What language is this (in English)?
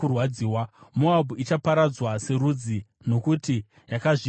Shona